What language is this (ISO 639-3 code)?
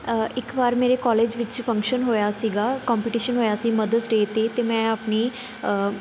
pan